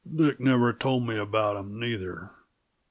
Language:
English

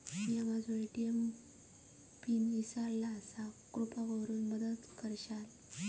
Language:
Marathi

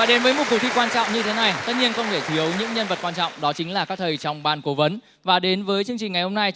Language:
Vietnamese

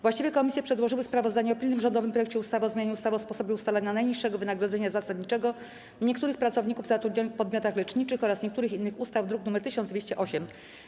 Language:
Polish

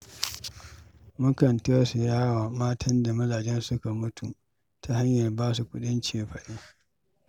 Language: Hausa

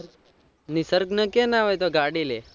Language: Gujarati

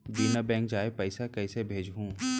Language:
Chhattisgarhi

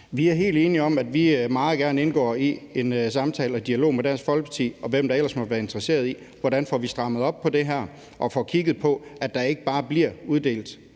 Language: Danish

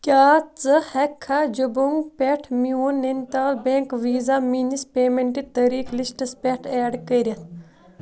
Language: Kashmiri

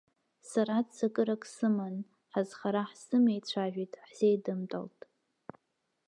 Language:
Abkhazian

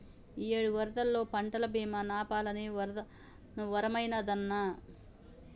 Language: Telugu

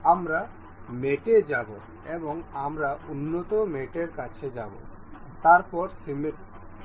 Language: Bangla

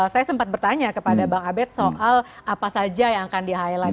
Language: Indonesian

